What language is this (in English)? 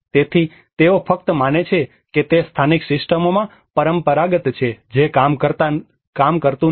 Gujarati